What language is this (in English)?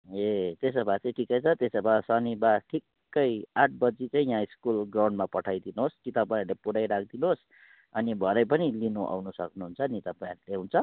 Nepali